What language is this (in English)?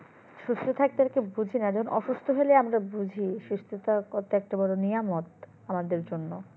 Bangla